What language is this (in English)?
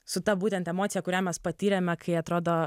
Lithuanian